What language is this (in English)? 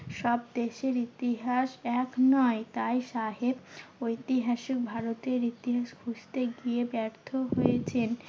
Bangla